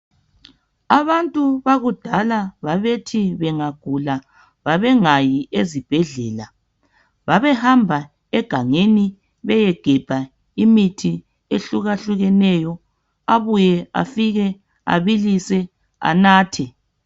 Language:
North Ndebele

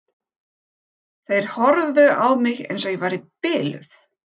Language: Icelandic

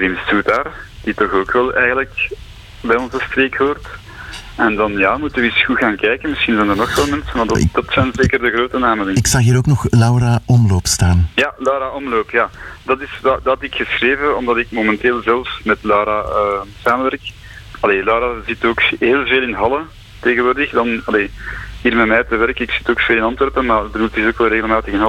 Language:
Dutch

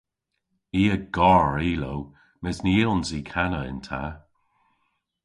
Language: Cornish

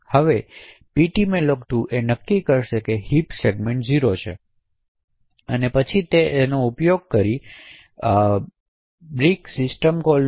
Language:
Gujarati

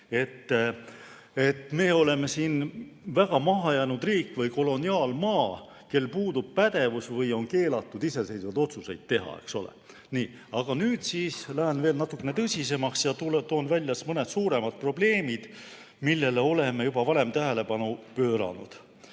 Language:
Estonian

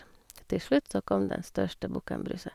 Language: Norwegian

